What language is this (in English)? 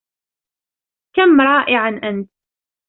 Arabic